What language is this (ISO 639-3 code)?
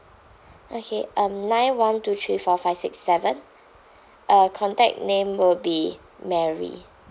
eng